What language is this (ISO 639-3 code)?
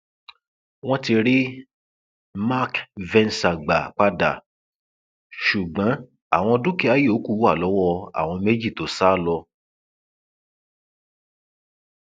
yor